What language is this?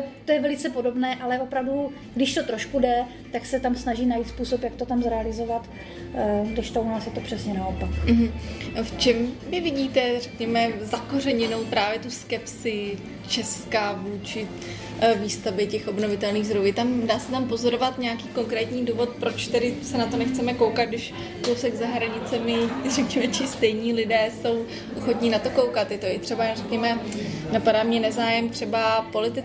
Czech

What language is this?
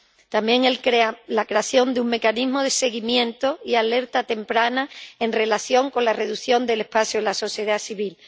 Spanish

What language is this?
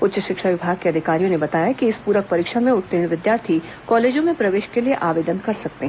Hindi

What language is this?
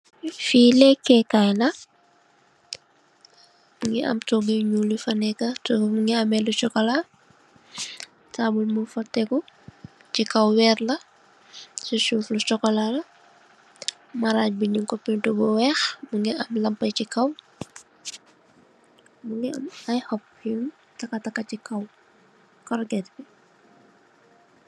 Wolof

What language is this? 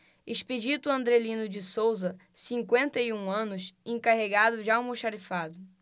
Portuguese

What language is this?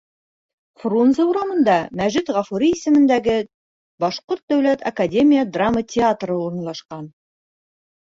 Bashkir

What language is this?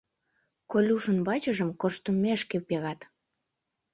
Mari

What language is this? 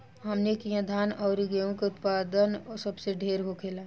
Bhojpuri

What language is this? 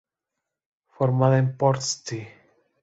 Spanish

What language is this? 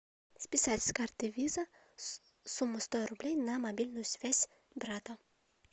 Russian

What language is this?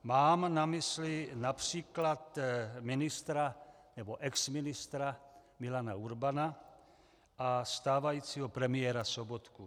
Czech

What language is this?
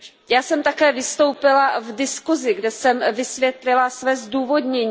Czech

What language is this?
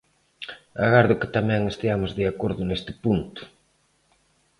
Galician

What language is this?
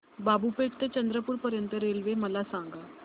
Marathi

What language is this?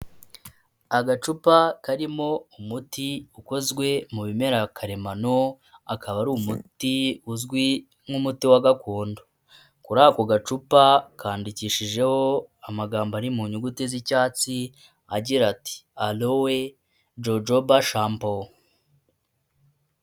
Kinyarwanda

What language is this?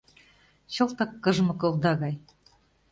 Mari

